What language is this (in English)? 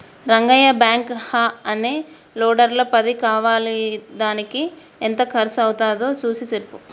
Telugu